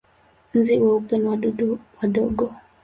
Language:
Swahili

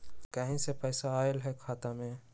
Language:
Magahi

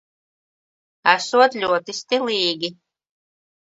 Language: Latvian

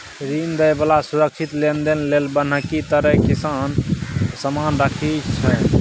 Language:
Maithili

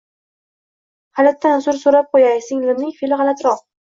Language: Uzbek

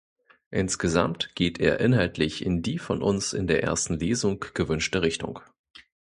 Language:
German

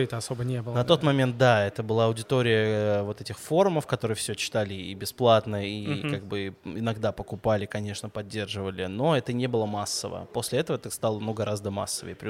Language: Russian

